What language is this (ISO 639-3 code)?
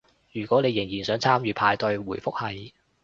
yue